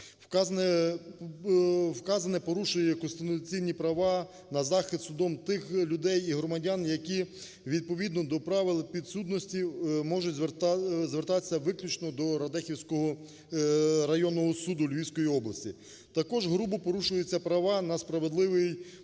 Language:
Ukrainian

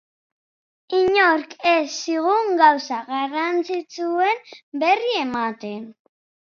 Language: Basque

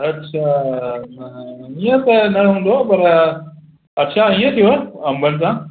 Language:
Sindhi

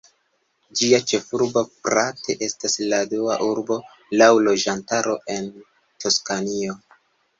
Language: Esperanto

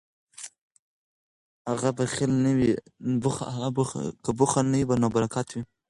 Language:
Pashto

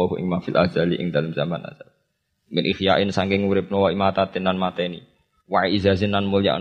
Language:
Indonesian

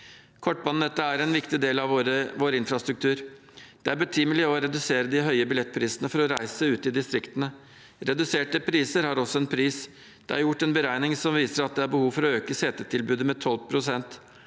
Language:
Norwegian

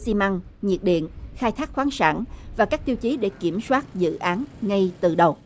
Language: Vietnamese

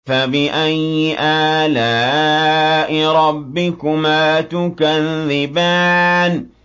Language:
Arabic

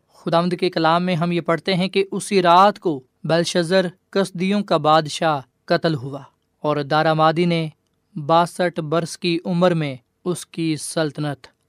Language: Urdu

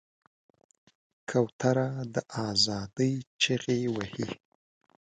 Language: Pashto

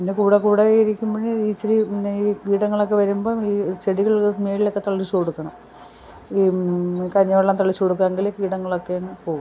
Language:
Malayalam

